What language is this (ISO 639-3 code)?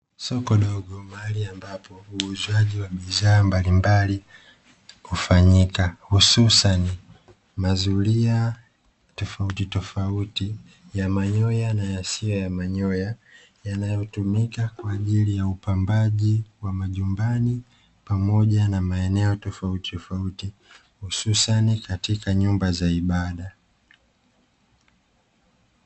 swa